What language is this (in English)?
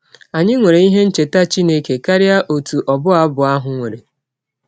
Igbo